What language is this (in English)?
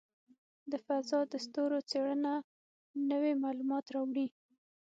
Pashto